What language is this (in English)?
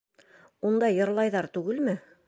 Bashkir